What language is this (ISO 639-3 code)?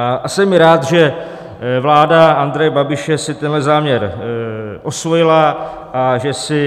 ces